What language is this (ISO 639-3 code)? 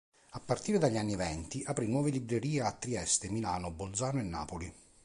ita